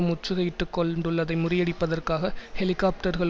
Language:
Tamil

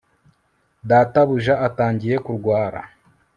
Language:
Kinyarwanda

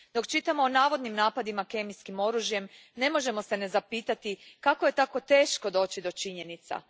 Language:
Croatian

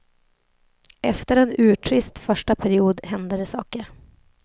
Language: Swedish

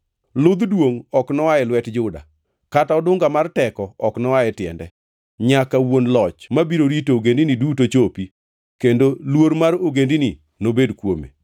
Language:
Luo (Kenya and Tanzania)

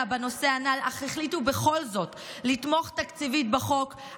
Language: Hebrew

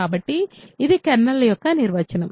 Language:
Telugu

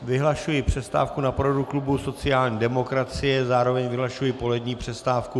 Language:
Czech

